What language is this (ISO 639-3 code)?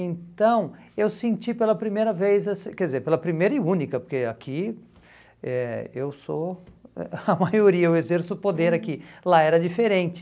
por